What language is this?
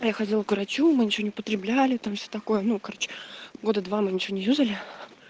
Russian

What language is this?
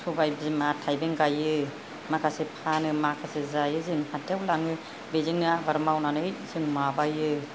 Bodo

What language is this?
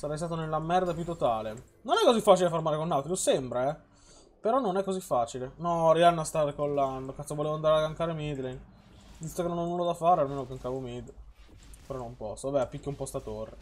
Italian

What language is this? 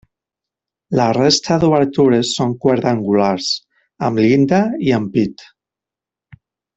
Catalan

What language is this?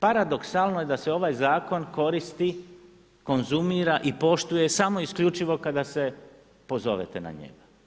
Croatian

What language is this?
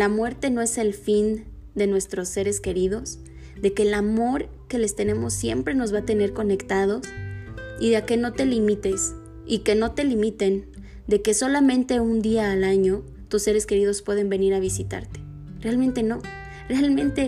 Spanish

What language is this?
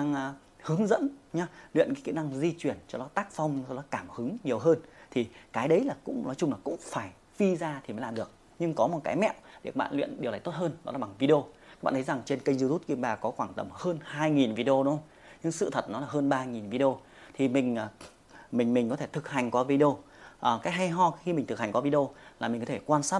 Vietnamese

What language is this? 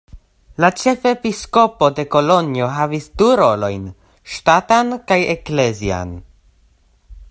Esperanto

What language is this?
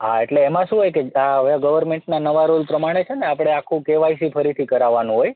Gujarati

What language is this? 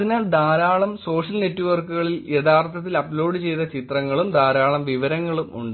Malayalam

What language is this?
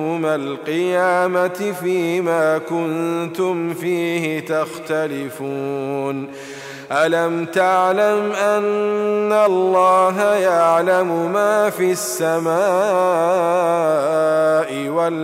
Arabic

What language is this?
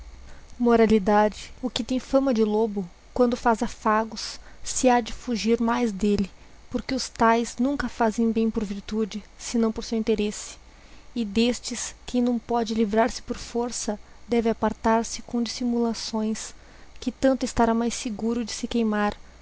Portuguese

